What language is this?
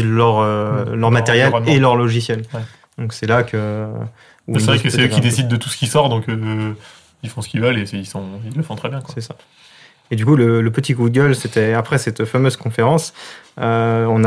French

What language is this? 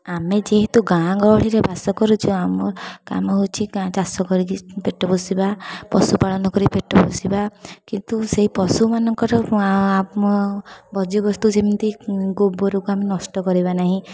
Odia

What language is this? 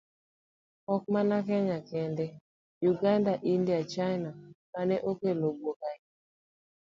Luo (Kenya and Tanzania)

